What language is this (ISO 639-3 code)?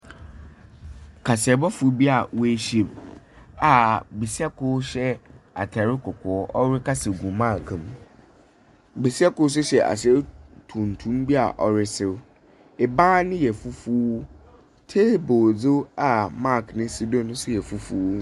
aka